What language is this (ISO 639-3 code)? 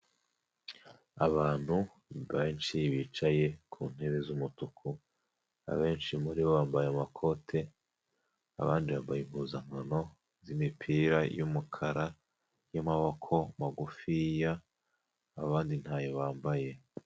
kin